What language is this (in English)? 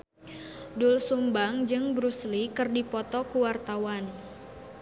Sundanese